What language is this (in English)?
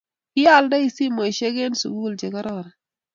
Kalenjin